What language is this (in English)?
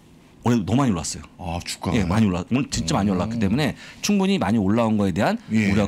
Korean